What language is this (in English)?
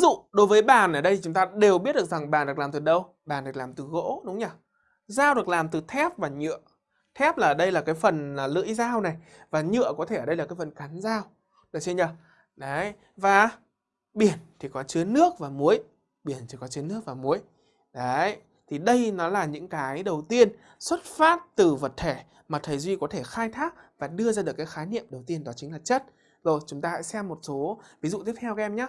Vietnamese